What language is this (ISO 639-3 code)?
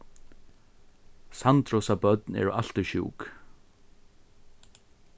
fao